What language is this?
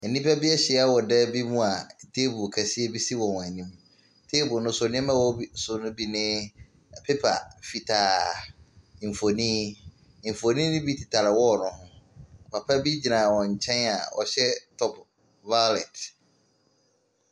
Akan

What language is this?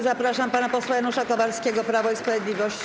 Polish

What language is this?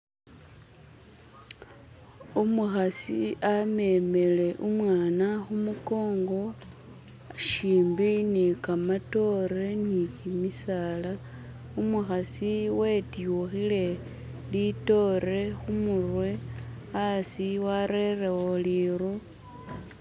Masaaba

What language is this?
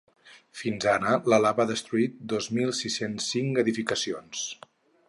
Catalan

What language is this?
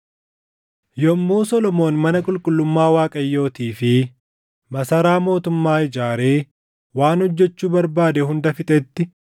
Oromo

